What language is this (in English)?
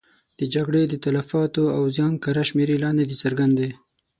Pashto